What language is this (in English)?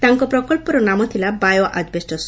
Odia